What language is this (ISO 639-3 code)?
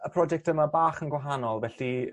cym